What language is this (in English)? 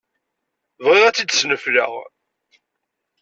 Kabyle